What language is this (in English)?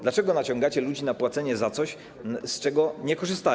Polish